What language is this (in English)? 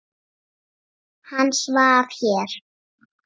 Icelandic